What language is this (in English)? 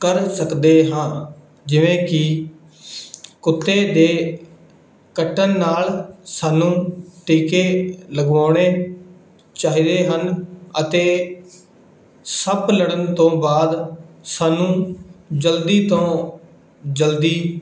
Punjabi